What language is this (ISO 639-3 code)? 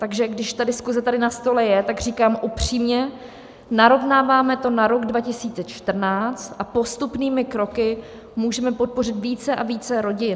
ces